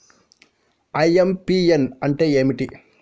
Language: Telugu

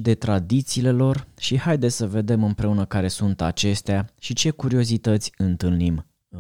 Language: Romanian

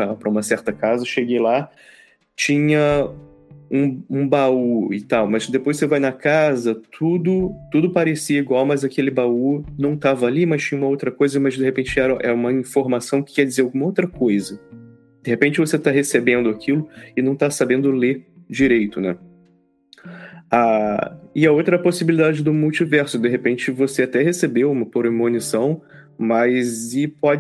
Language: Portuguese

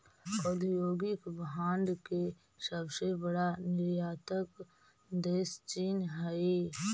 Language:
Magahi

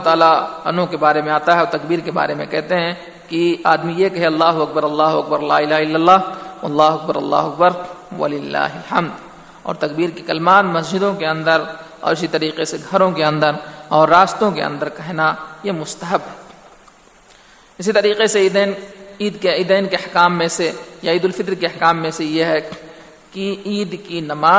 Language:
Urdu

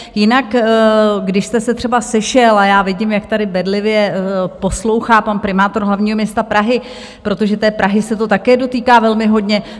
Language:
Czech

